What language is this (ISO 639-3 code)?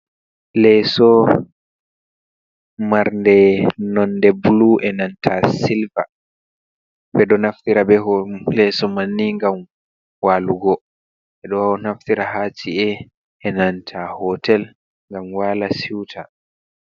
ful